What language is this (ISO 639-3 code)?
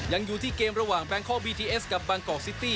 tha